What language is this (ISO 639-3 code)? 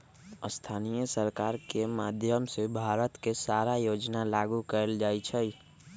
mag